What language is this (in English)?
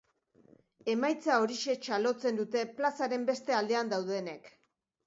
Basque